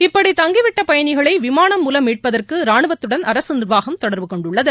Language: Tamil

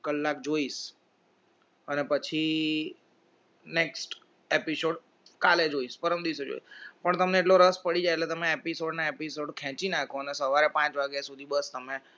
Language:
Gujarati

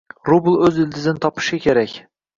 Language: Uzbek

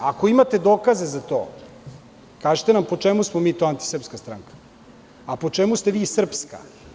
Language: Serbian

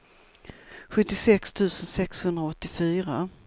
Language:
Swedish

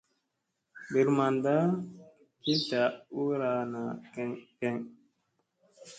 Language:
Musey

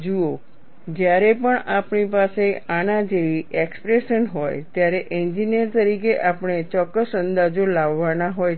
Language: Gujarati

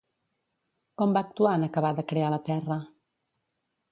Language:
Catalan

